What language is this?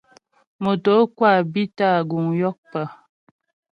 Ghomala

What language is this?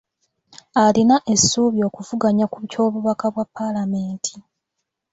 Ganda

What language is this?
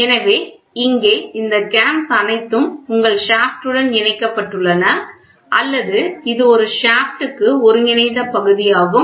Tamil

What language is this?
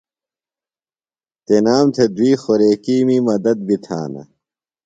Phalura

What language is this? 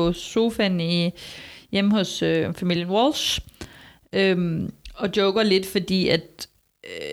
Danish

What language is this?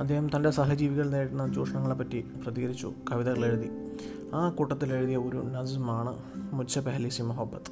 Malayalam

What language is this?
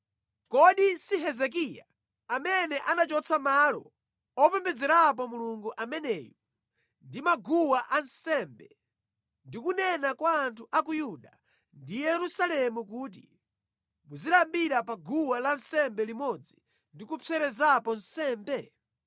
Nyanja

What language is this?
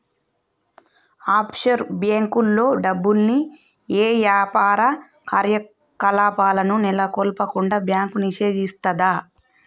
Telugu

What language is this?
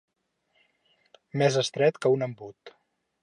Catalan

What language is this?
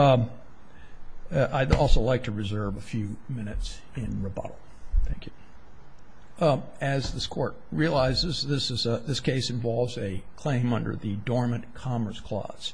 English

